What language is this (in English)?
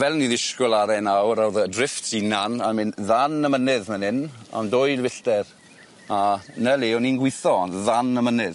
Welsh